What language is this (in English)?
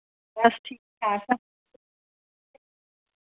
Dogri